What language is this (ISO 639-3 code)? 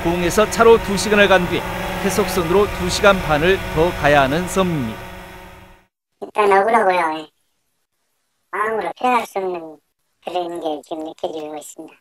kor